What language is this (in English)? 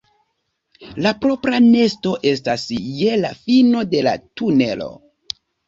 Esperanto